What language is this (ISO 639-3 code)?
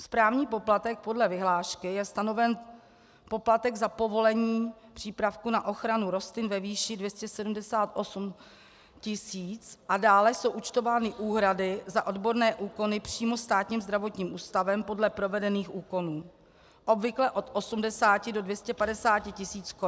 ces